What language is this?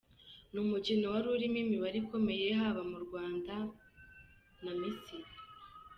Kinyarwanda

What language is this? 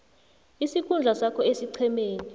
South Ndebele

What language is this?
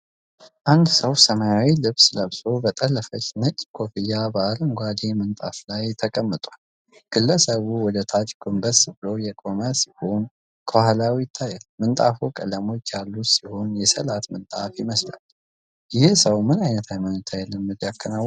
Amharic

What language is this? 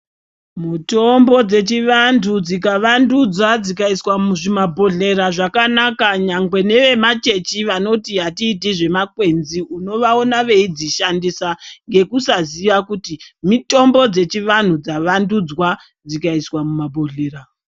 Ndau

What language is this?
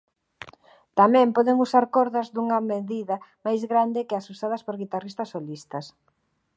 Galician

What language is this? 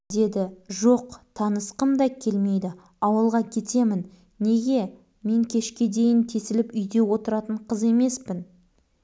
Kazakh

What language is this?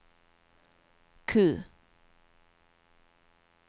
Norwegian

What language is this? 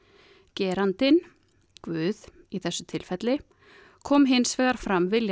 Icelandic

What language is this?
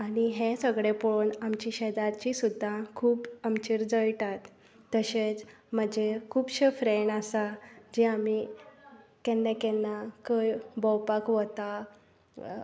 Konkani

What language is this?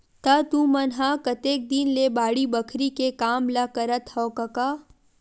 Chhattisgarhi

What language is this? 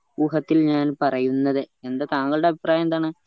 Malayalam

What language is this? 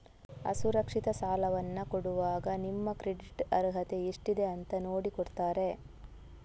Kannada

